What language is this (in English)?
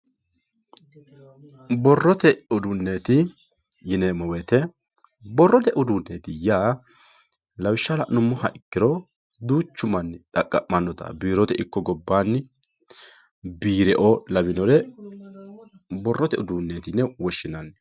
Sidamo